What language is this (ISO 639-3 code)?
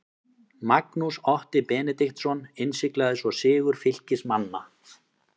isl